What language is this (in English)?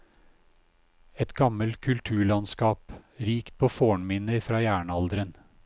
Norwegian